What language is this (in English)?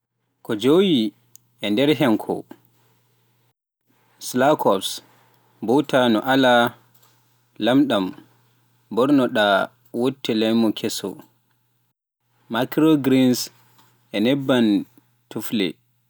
Pular